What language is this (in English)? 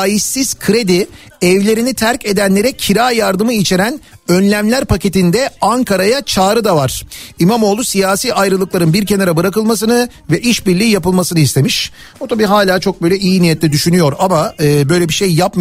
Turkish